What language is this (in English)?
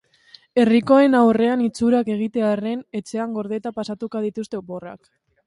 Basque